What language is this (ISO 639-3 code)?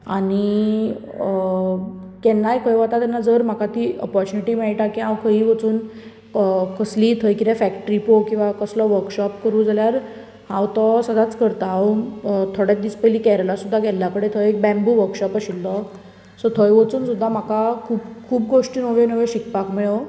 kok